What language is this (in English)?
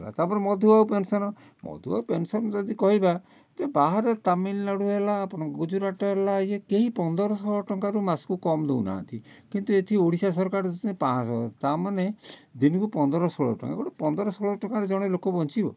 Odia